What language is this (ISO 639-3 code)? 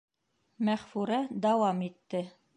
bak